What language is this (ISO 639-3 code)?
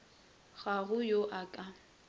nso